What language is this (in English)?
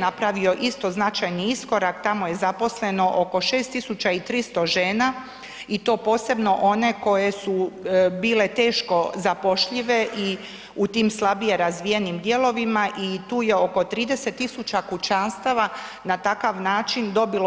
Croatian